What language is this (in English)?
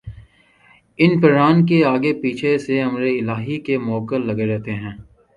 Urdu